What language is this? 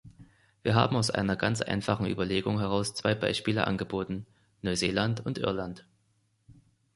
German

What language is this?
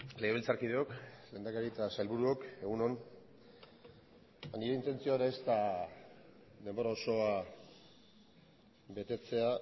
Basque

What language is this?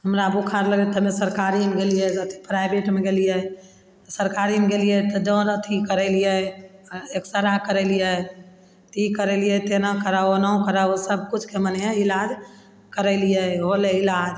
Maithili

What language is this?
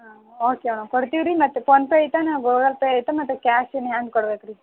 Kannada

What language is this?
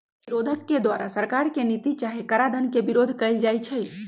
Magahi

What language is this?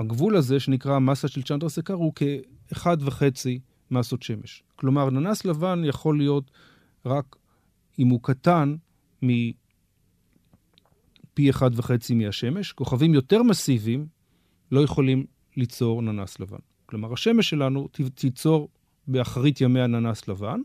Hebrew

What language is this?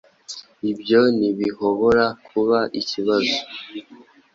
Kinyarwanda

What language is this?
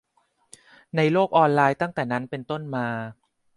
Thai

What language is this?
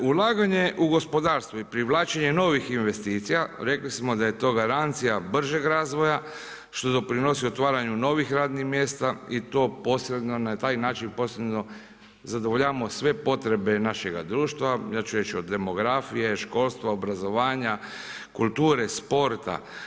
Croatian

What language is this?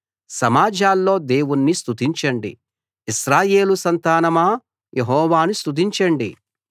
Telugu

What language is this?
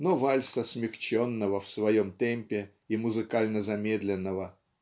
Russian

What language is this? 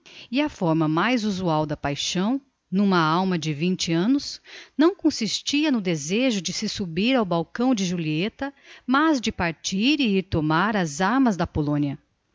Portuguese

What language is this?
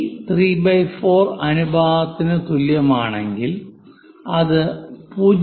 Malayalam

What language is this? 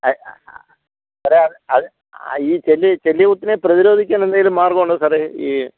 Malayalam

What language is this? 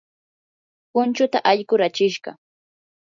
Yanahuanca Pasco Quechua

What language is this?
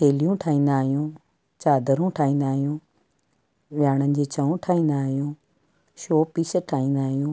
Sindhi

